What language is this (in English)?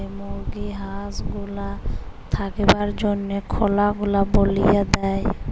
Bangla